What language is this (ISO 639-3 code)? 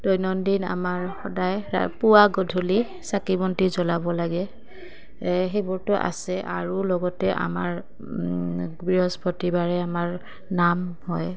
asm